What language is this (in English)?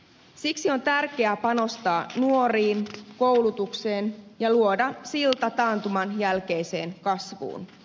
Finnish